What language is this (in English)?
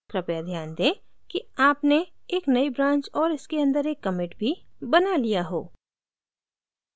Hindi